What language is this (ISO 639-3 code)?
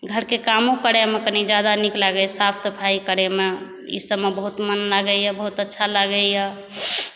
mai